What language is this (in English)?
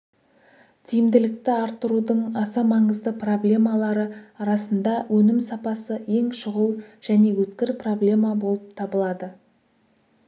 Kazakh